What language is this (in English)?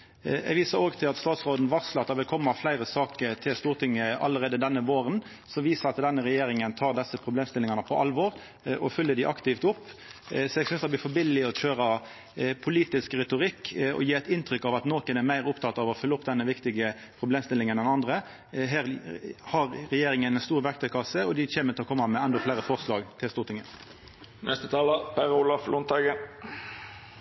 Norwegian Nynorsk